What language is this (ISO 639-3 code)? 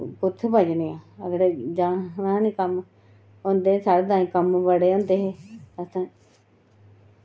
doi